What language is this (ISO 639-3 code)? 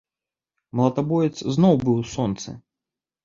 bel